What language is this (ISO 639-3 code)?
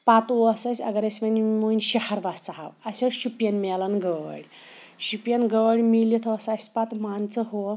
kas